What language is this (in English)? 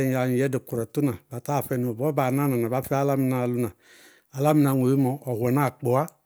Bago-Kusuntu